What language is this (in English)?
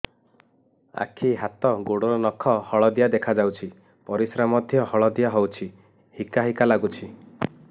Odia